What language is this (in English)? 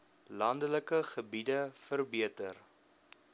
Afrikaans